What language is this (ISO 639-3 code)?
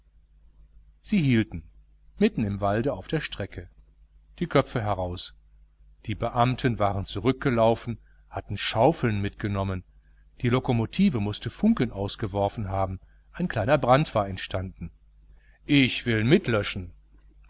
deu